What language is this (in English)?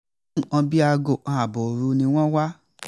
Yoruba